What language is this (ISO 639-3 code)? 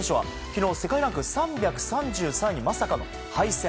jpn